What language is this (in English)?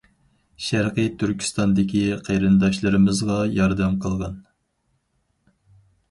Uyghur